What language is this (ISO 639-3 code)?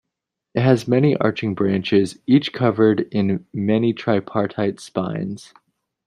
eng